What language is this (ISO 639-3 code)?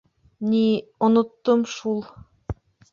bak